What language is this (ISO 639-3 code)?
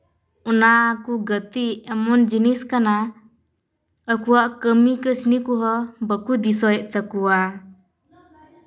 sat